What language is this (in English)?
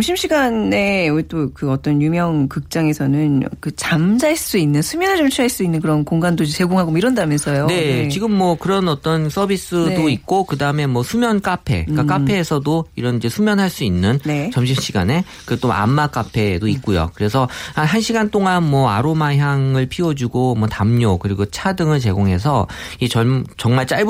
Korean